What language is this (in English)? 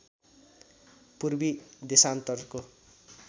Nepali